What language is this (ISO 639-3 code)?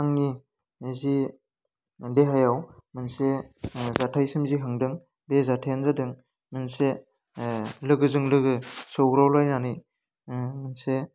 brx